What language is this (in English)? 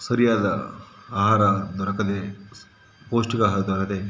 Kannada